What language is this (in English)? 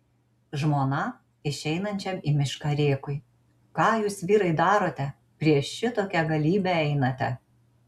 Lithuanian